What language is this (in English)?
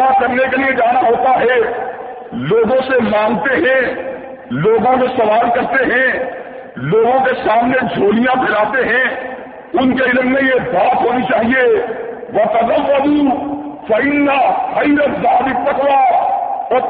Urdu